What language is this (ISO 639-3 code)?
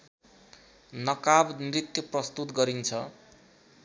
nep